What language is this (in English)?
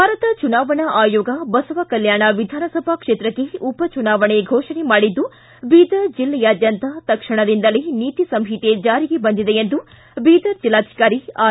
Kannada